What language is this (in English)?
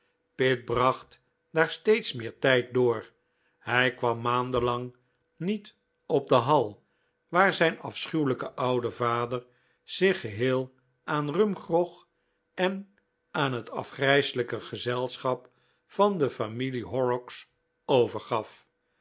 Dutch